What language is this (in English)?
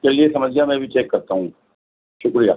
Urdu